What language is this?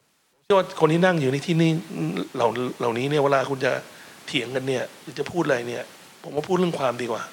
Thai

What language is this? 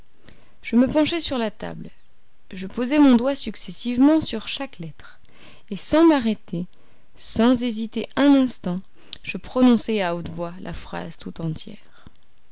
French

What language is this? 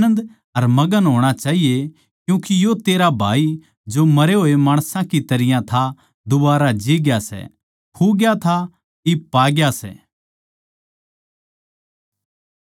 Haryanvi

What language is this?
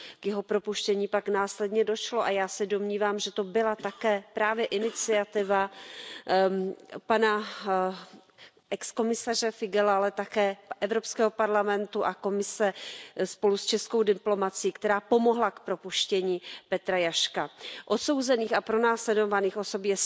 Czech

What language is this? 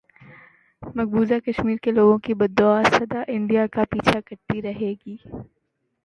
Urdu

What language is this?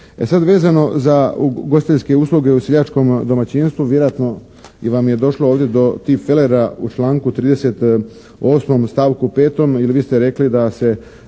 Croatian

